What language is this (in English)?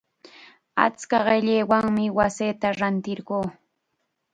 Chiquián Ancash Quechua